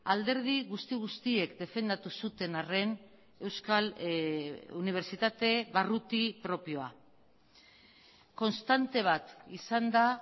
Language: Basque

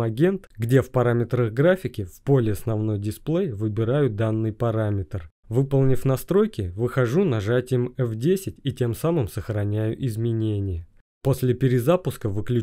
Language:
Russian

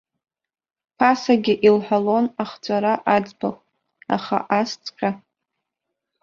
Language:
Abkhazian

